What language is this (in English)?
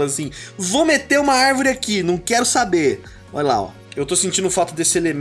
Portuguese